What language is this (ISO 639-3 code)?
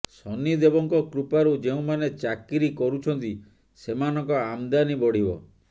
ori